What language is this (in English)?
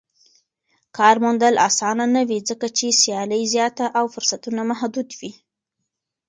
Pashto